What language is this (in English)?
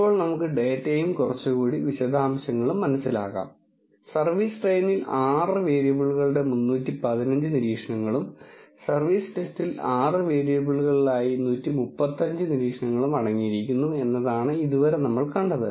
Malayalam